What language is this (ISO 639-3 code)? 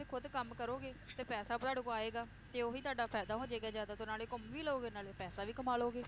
pan